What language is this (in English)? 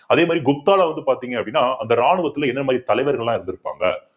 Tamil